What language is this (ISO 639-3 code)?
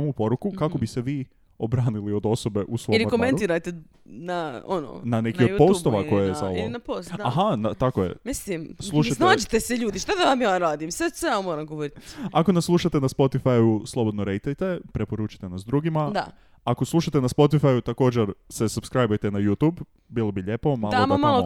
hrv